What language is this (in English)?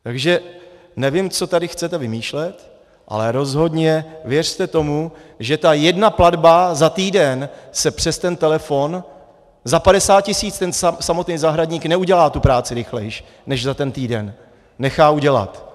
Czech